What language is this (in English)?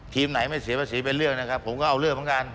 Thai